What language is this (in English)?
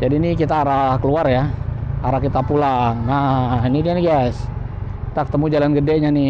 Indonesian